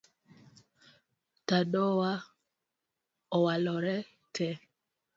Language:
Luo (Kenya and Tanzania)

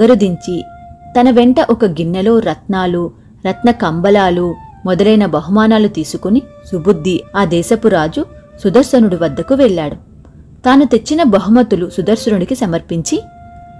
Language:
Telugu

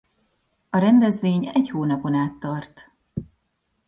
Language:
Hungarian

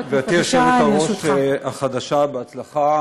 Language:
Hebrew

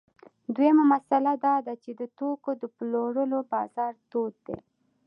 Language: Pashto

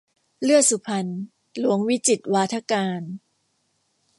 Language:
Thai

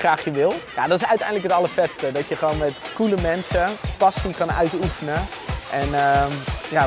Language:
Dutch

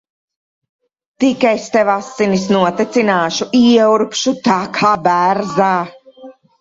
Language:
Latvian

